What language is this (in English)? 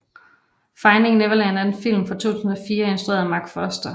Danish